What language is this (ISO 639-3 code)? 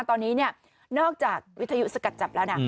tha